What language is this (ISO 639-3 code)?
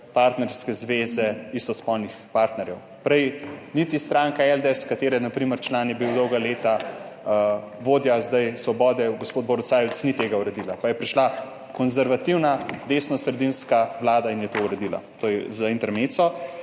slv